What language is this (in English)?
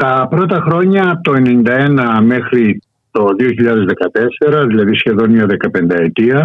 Greek